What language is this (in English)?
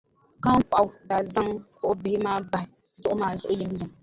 Dagbani